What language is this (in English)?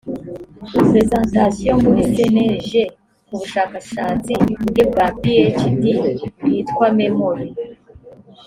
Kinyarwanda